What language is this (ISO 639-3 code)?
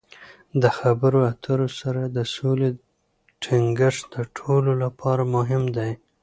pus